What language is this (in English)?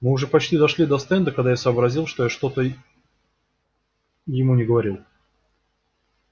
Russian